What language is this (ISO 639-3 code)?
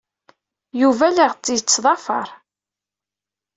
kab